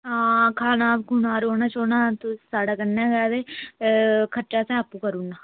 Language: Dogri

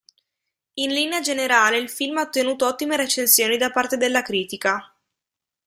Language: Italian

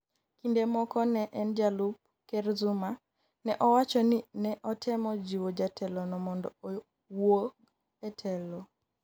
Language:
Luo (Kenya and Tanzania)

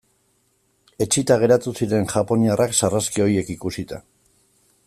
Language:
Basque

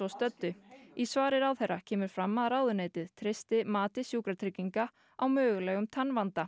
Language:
Icelandic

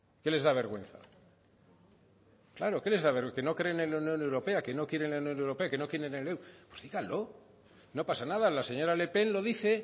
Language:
Spanish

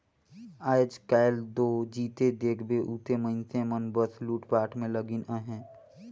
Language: Chhattisgarhi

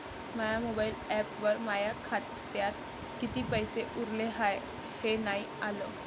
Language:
Marathi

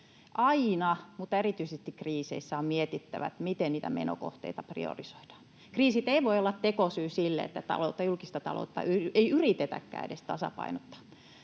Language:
Finnish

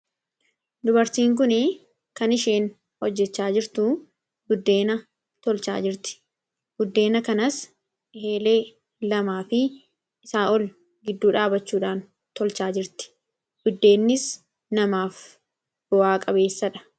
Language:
Oromo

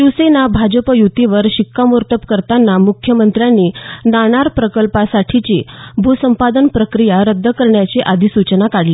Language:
Marathi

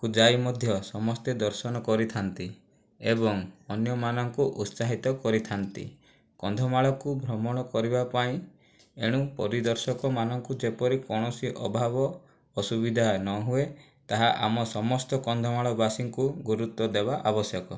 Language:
Odia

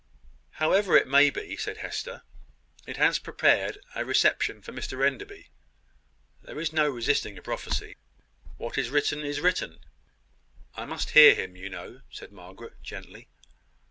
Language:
English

